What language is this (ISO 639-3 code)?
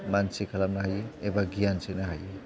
brx